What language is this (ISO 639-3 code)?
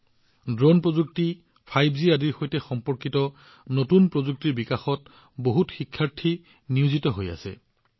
asm